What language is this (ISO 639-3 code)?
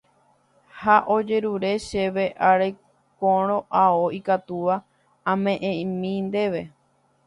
grn